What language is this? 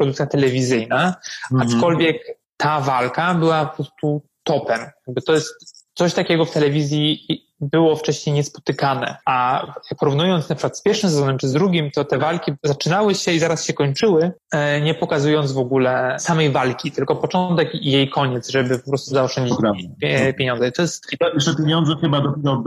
Polish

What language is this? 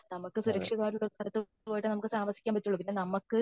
Malayalam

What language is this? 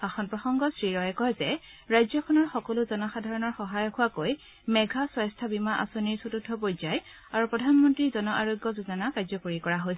Assamese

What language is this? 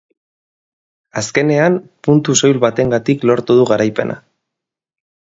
Basque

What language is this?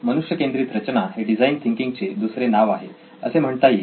Marathi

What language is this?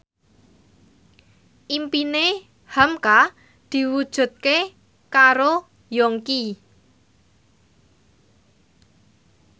Javanese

